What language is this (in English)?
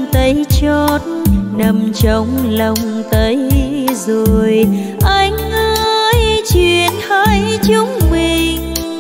Vietnamese